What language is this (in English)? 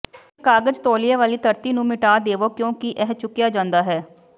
Punjabi